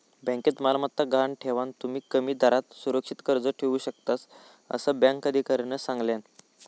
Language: Marathi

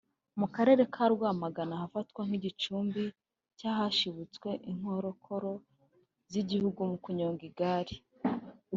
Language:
Kinyarwanda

